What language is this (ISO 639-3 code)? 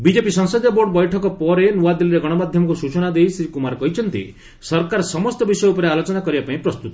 ori